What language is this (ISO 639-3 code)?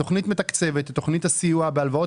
heb